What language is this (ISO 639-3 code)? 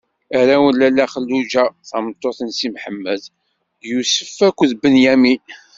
kab